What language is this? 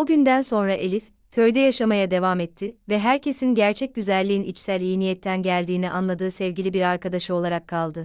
Turkish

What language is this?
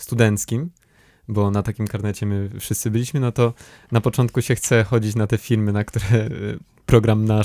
Polish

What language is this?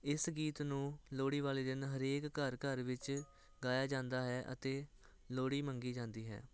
Punjabi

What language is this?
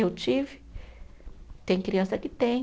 Portuguese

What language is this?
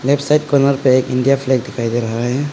Hindi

